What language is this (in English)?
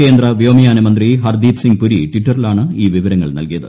Malayalam